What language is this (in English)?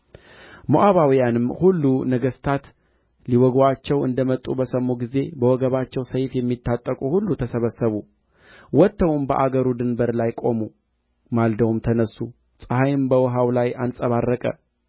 Amharic